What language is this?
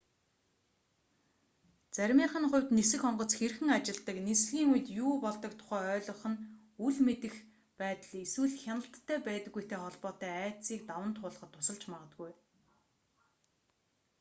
Mongolian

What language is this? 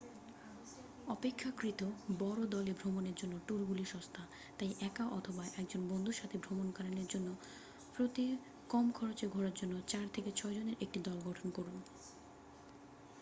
Bangla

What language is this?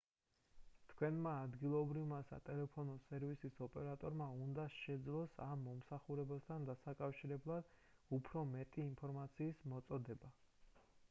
Georgian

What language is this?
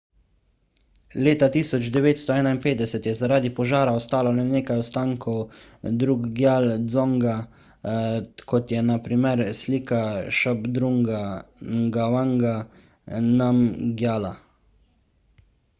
Slovenian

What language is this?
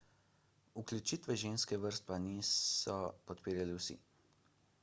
Slovenian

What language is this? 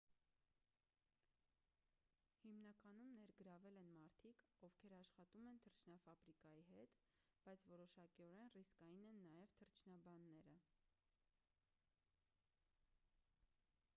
Armenian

